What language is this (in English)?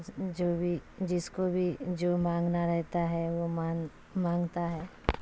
Urdu